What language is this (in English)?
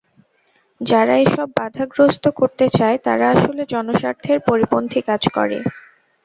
Bangla